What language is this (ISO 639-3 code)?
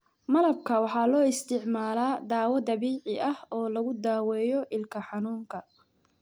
som